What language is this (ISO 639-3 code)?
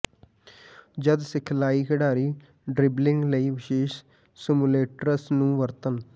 pan